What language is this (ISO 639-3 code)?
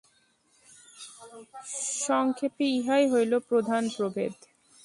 ben